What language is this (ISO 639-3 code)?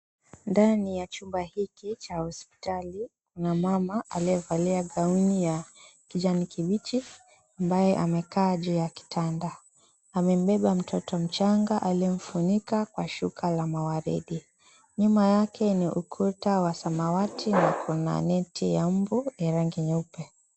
swa